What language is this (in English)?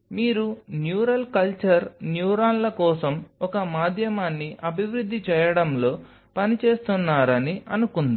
Telugu